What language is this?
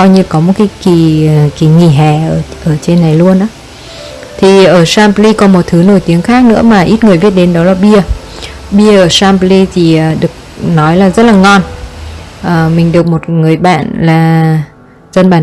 Vietnamese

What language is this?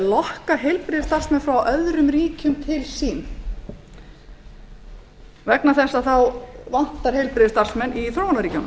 Icelandic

